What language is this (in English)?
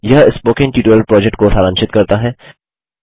Hindi